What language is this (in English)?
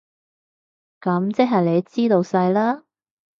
Cantonese